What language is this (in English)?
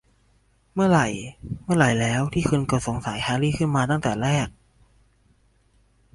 Thai